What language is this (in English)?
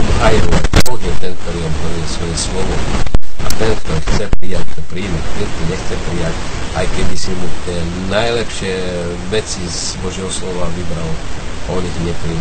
Slovak